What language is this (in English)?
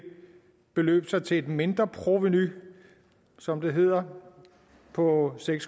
Danish